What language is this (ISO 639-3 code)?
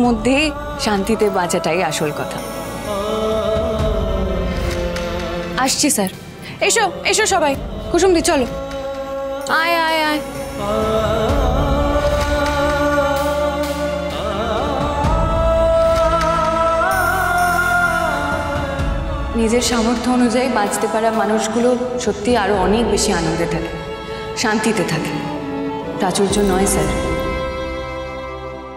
ben